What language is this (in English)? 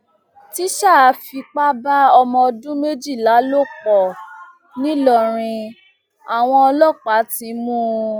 Yoruba